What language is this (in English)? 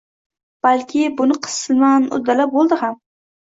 Uzbek